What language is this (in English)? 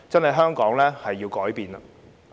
Cantonese